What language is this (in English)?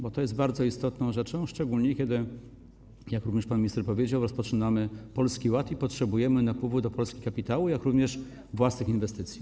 Polish